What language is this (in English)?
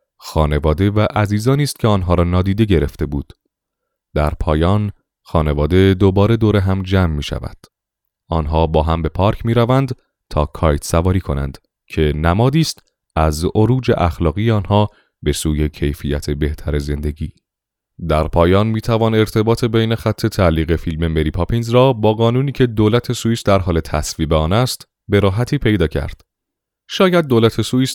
Persian